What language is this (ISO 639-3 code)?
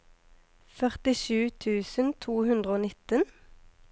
nor